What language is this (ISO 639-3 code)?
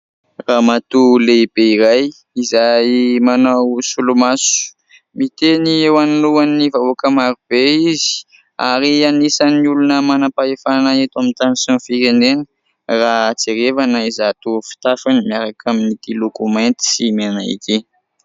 mlg